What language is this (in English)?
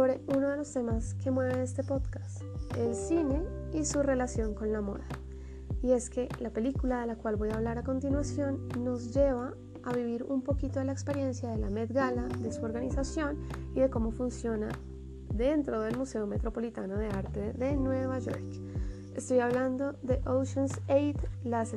Spanish